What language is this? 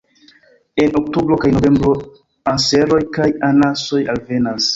Esperanto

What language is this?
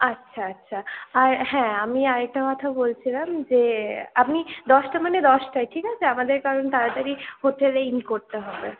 Bangla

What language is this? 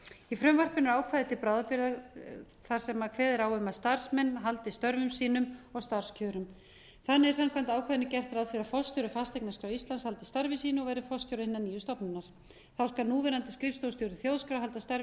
Icelandic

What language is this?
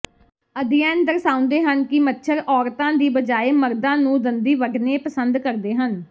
Punjabi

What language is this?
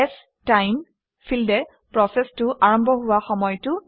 Assamese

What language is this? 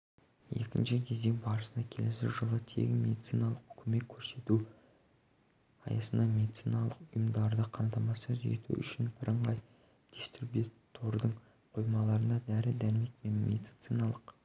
Kazakh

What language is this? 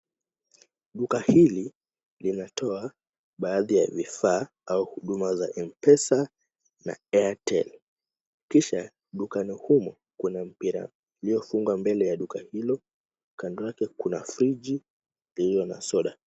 Swahili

